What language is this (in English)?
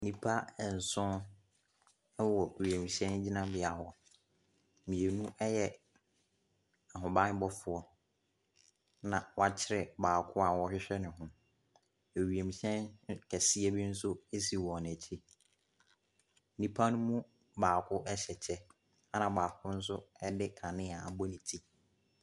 Akan